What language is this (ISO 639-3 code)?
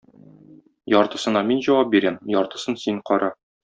tat